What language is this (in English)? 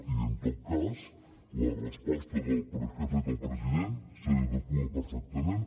Catalan